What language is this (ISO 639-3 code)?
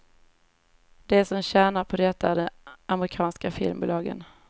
swe